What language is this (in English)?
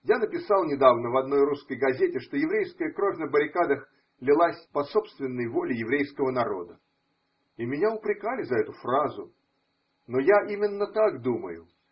Russian